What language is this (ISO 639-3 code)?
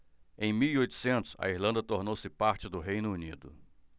por